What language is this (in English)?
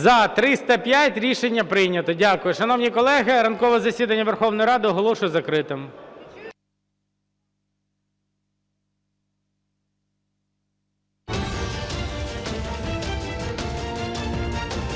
Ukrainian